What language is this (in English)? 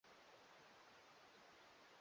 Swahili